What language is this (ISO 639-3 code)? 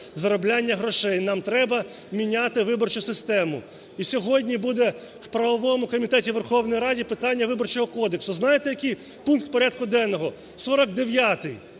ukr